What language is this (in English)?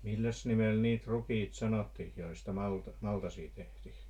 Finnish